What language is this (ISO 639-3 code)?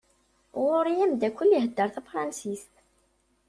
kab